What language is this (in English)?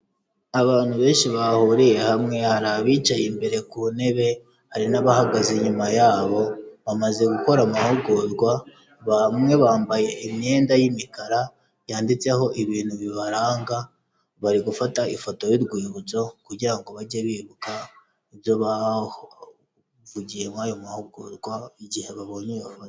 Kinyarwanda